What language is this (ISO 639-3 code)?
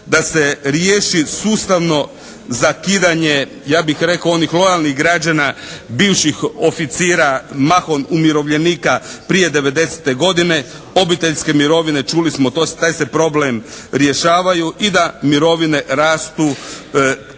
hrv